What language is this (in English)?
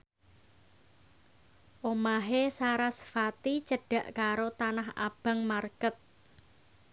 Javanese